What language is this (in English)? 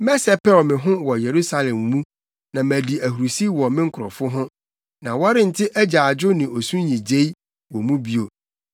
Akan